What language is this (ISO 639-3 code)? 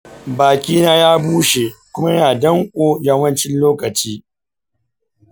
hau